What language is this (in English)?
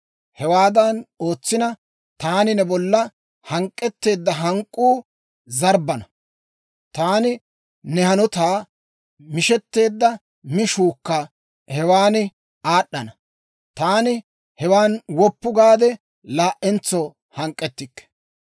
Dawro